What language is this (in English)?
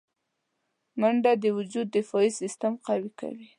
Pashto